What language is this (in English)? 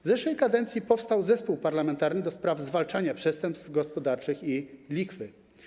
Polish